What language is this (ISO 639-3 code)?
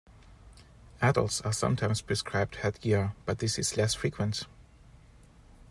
eng